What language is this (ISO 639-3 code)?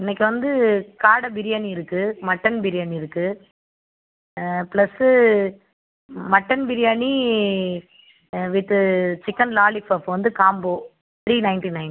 tam